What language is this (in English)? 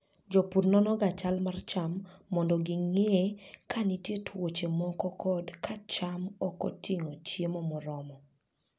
Luo (Kenya and Tanzania)